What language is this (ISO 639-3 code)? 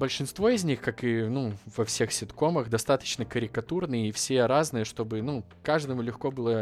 rus